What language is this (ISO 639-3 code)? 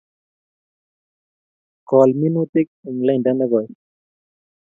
kln